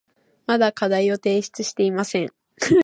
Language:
Japanese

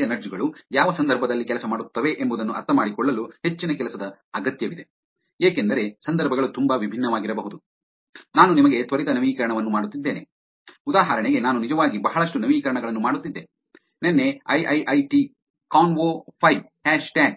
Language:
Kannada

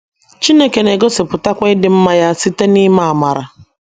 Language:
Igbo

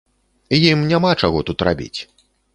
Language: Belarusian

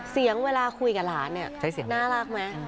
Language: Thai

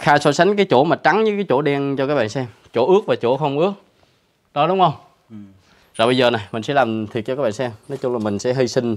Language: Vietnamese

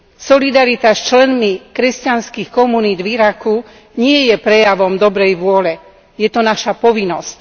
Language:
Slovak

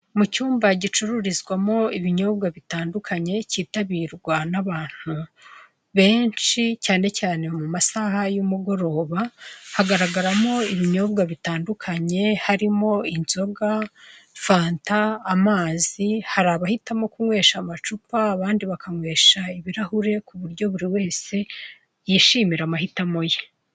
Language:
Kinyarwanda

